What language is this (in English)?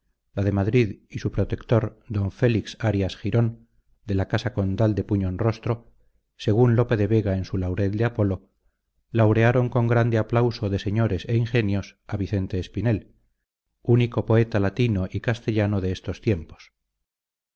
Spanish